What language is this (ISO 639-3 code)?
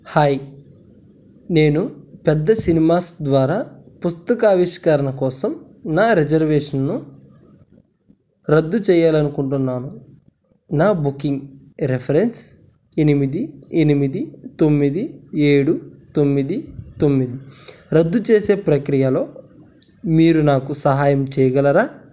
tel